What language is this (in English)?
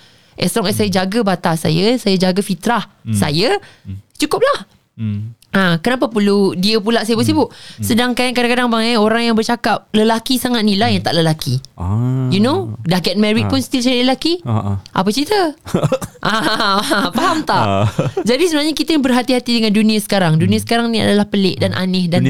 Malay